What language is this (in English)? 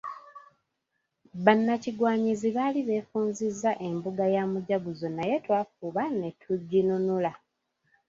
Ganda